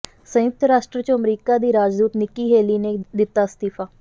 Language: Punjabi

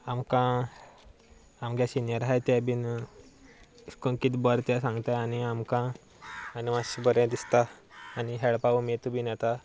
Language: Konkani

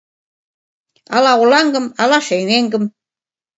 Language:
Mari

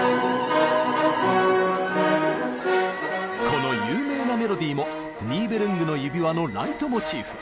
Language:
Japanese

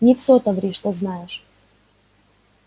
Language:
Russian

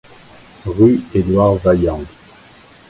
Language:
French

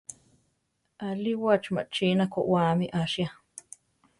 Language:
Central Tarahumara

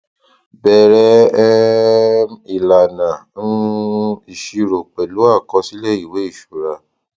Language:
Yoruba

